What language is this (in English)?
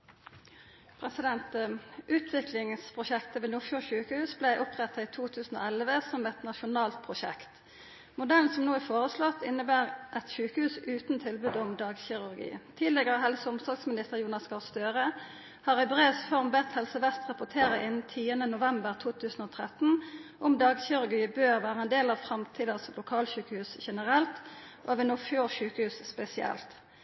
Norwegian Nynorsk